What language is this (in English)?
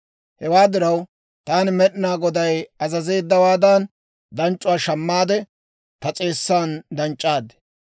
Dawro